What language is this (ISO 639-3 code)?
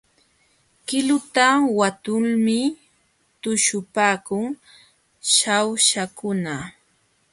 qxw